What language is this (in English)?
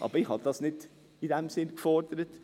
Swiss German